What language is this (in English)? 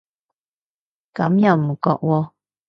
Cantonese